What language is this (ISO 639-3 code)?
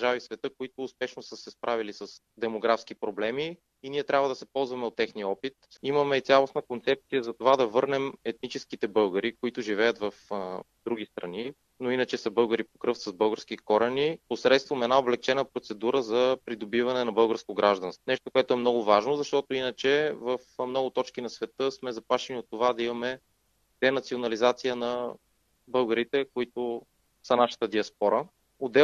bul